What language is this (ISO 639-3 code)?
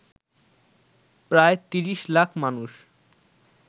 ben